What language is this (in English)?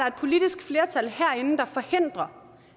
Danish